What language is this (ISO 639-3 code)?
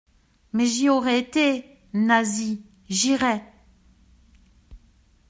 fra